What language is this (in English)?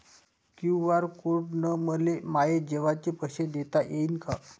Marathi